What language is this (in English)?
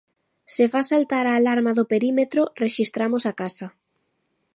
Galician